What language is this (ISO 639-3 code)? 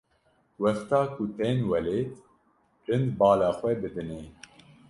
kur